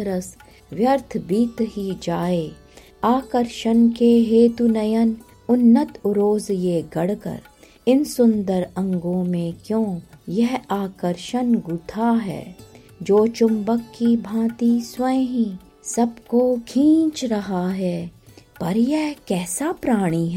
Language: Hindi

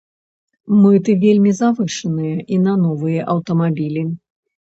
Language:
Belarusian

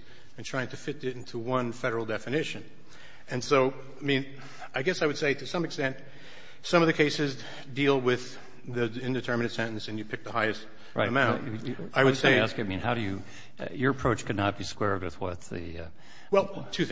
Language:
English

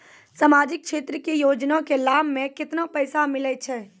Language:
Maithili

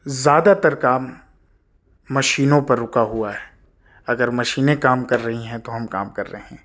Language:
Urdu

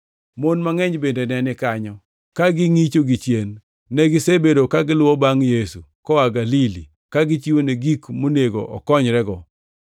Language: Luo (Kenya and Tanzania)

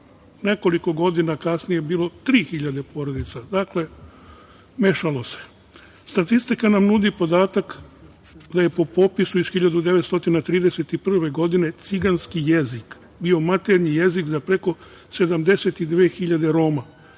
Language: Serbian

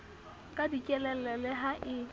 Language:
Southern Sotho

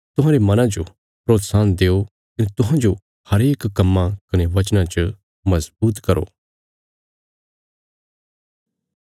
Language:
Bilaspuri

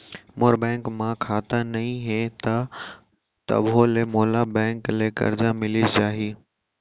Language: Chhattisgarhi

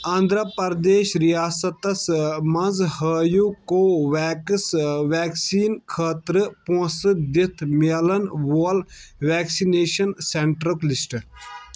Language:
Kashmiri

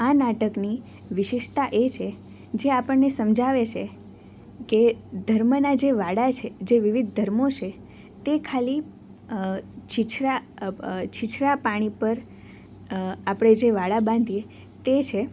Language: Gujarati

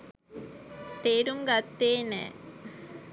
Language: Sinhala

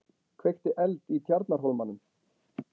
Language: Icelandic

